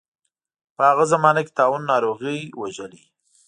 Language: Pashto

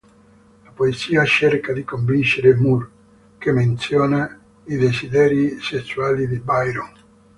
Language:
Italian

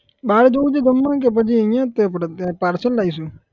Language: Gujarati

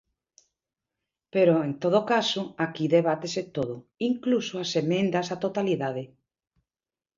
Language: Galician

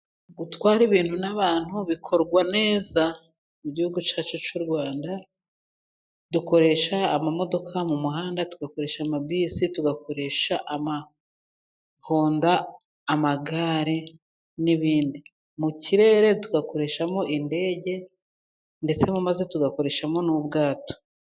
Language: Kinyarwanda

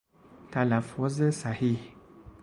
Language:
Persian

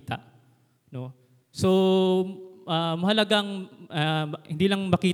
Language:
Filipino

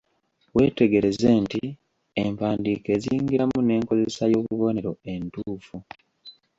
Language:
Ganda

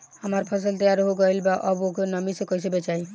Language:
Bhojpuri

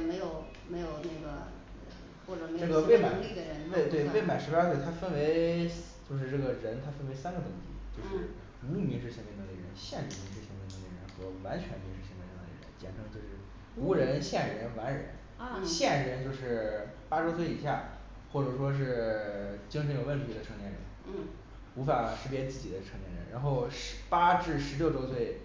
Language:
Chinese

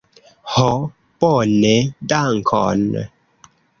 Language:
Esperanto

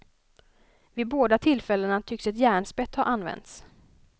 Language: Swedish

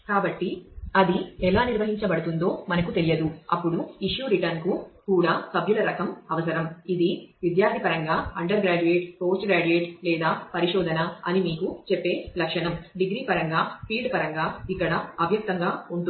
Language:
Telugu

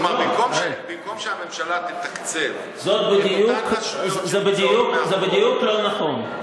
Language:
Hebrew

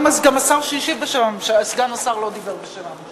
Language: Hebrew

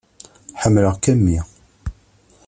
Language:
Kabyle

